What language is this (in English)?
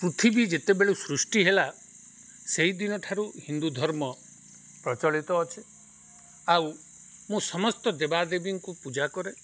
Odia